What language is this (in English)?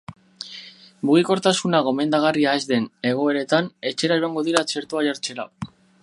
Basque